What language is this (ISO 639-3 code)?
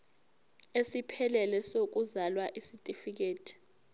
zul